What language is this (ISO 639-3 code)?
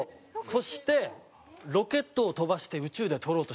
jpn